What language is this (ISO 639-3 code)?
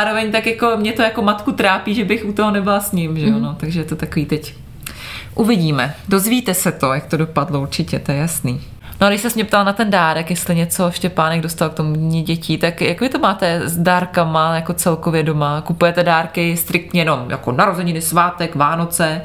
ces